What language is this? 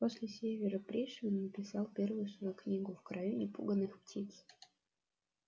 Russian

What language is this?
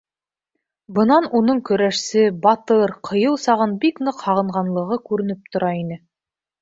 Bashkir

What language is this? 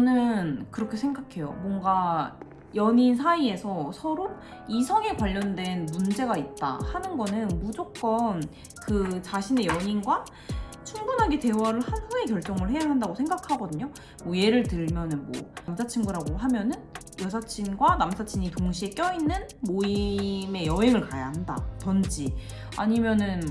Korean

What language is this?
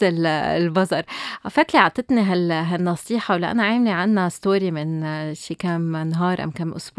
Arabic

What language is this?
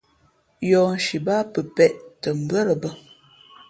Fe'fe'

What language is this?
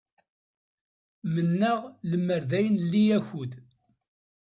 Kabyle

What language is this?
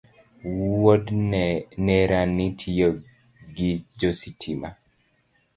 Luo (Kenya and Tanzania)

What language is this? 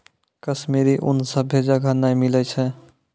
Maithili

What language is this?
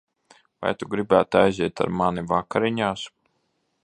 Latvian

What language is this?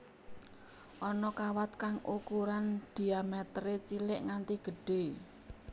Javanese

